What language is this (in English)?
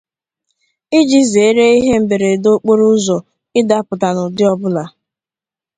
Igbo